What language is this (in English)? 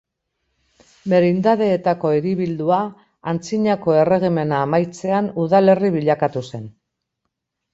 Basque